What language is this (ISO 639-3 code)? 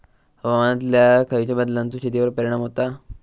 mar